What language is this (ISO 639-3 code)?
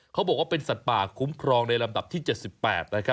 tha